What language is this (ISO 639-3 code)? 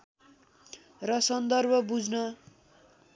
nep